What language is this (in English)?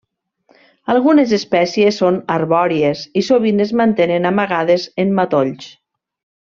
Catalan